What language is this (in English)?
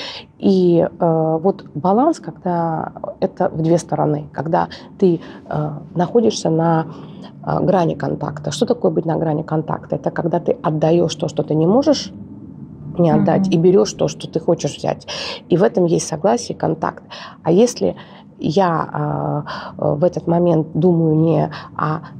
Russian